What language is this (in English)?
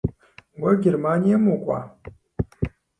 Kabardian